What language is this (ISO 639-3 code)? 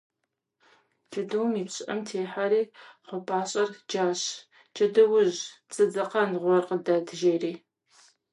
kbd